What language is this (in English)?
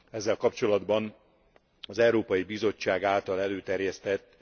Hungarian